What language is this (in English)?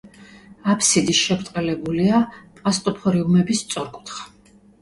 Georgian